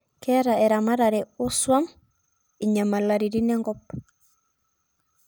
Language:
Masai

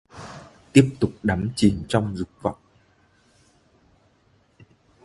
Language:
Vietnamese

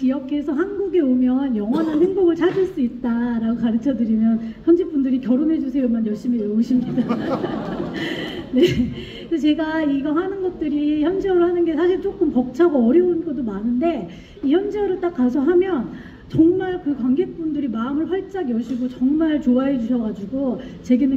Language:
Korean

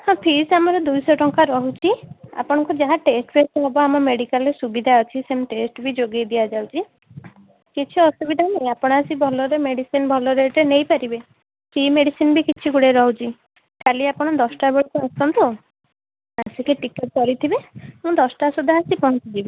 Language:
Odia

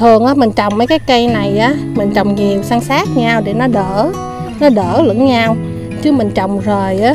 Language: Vietnamese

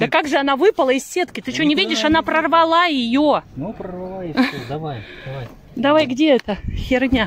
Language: Russian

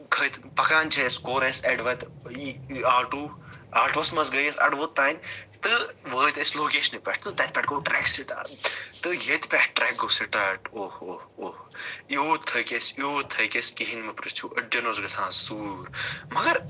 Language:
Kashmiri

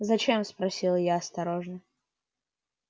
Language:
Russian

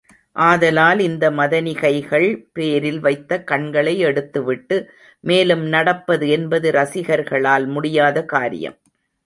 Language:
Tamil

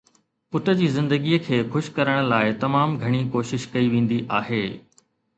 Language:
Sindhi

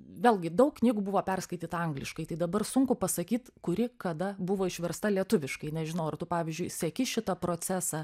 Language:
Lithuanian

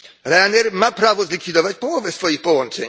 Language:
Polish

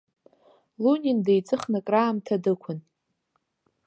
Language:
Abkhazian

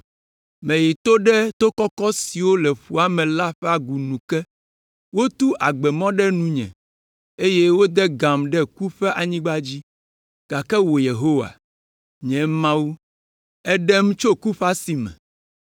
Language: Ewe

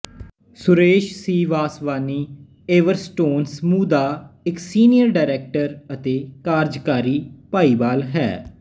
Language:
Punjabi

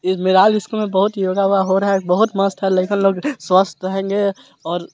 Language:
Hindi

